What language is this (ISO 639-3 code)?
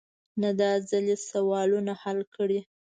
pus